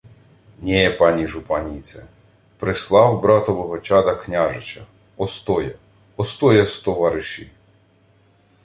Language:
Ukrainian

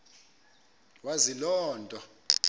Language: Xhosa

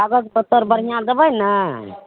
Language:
Maithili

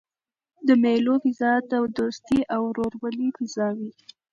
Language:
Pashto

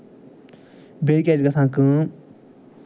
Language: Kashmiri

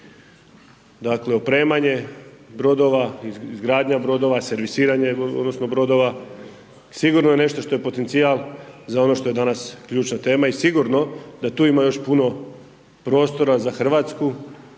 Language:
Croatian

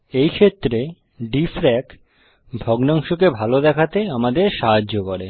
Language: Bangla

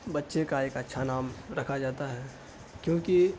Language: Urdu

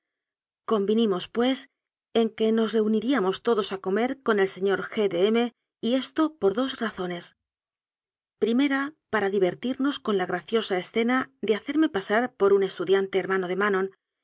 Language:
Spanish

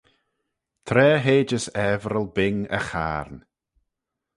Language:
Manx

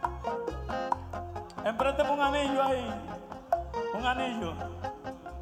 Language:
Arabic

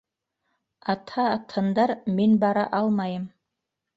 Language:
Bashkir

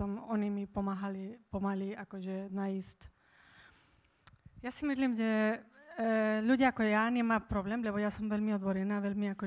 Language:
Slovak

